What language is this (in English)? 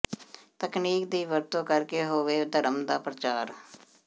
Punjabi